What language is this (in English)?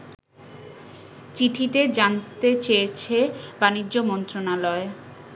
Bangla